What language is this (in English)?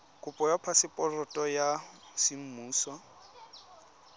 Tswana